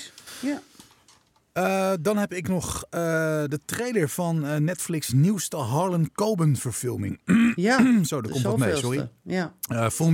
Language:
Dutch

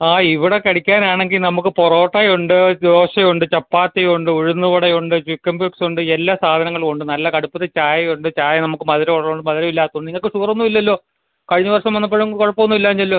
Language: Malayalam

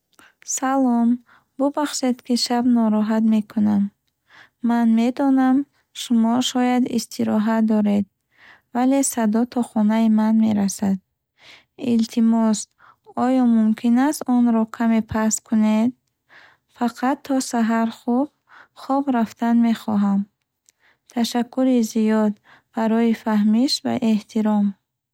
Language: Bukharic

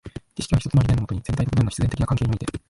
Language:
Japanese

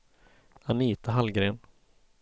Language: Swedish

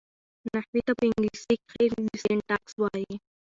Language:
Pashto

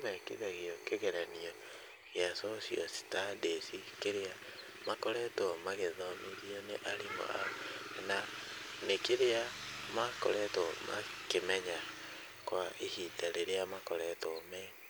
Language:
Kikuyu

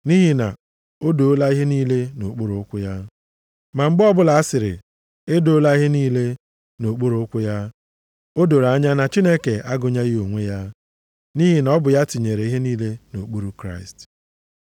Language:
Igbo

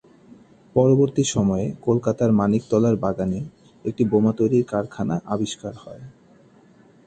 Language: Bangla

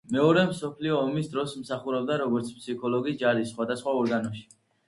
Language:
Georgian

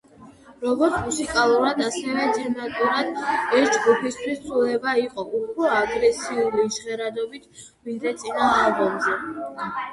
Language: Georgian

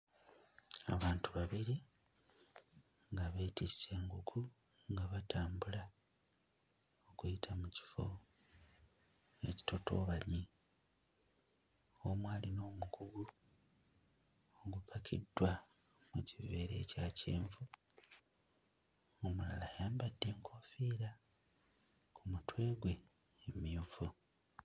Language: Ganda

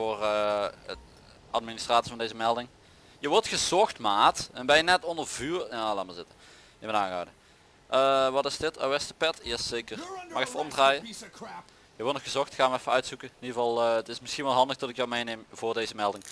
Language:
Dutch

